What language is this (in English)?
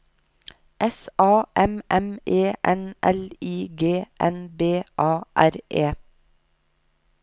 Norwegian